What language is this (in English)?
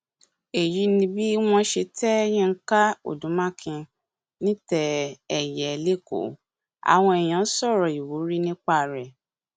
Yoruba